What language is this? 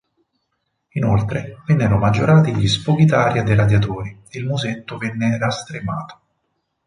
Italian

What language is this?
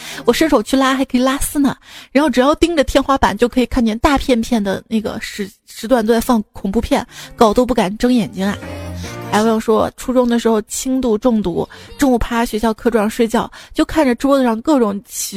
Chinese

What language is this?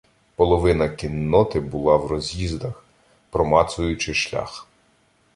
Ukrainian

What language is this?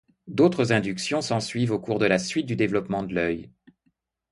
French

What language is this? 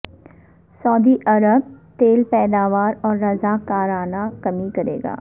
Urdu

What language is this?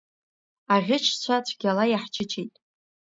Abkhazian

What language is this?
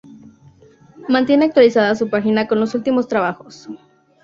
Spanish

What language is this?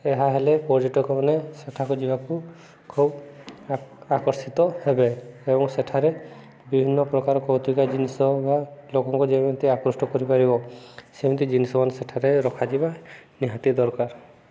Odia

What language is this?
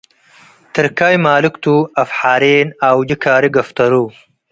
Tigre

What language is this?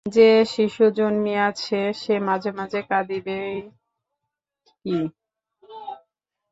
Bangla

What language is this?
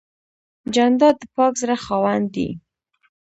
Pashto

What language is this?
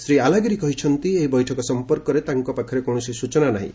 Odia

